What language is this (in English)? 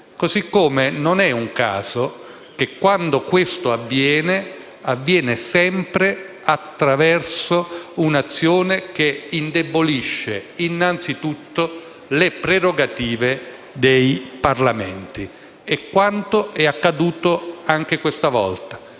Italian